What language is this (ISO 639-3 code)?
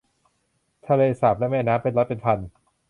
tha